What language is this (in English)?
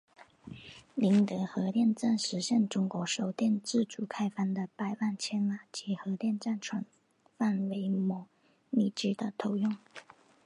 Chinese